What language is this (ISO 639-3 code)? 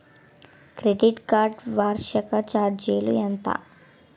tel